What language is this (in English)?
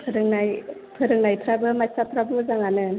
Bodo